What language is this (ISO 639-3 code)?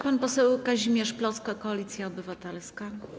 pol